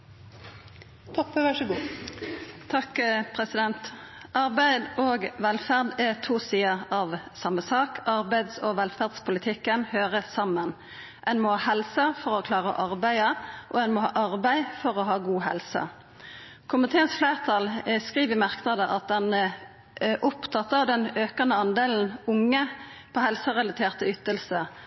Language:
Norwegian Nynorsk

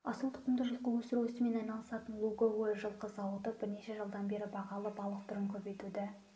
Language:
Kazakh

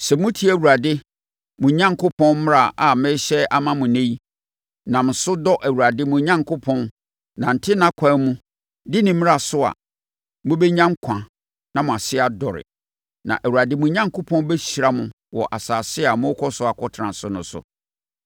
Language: Akan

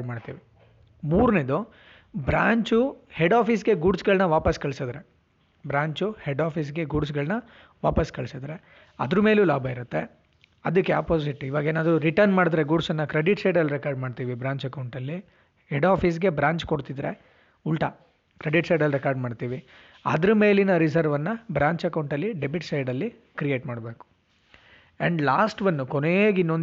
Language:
Kannada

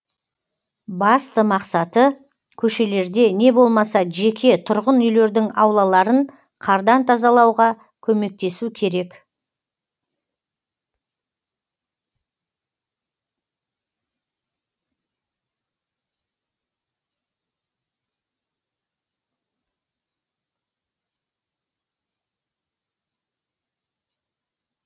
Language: Kazakh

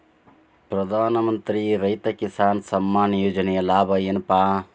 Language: Kannada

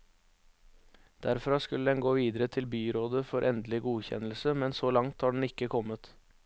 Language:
Norwegian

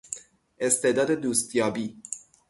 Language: Persian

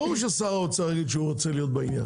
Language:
Hebrew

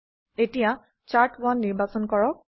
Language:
Assamese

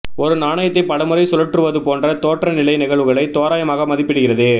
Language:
Tamil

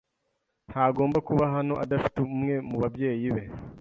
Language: Kinyarwanda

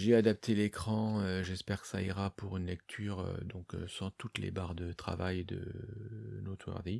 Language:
French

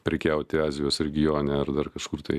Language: Lithuanian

